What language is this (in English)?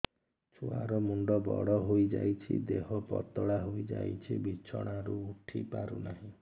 Odia